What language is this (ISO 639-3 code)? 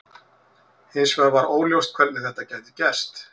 isl